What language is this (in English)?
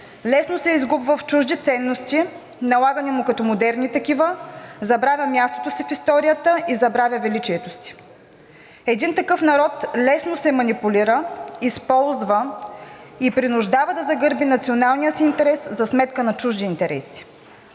Bulgarian